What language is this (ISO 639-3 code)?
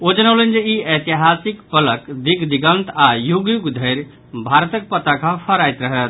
mai